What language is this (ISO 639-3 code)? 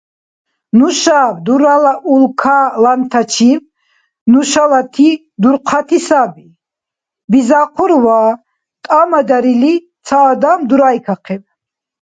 dar